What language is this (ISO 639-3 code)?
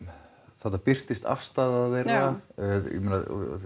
isl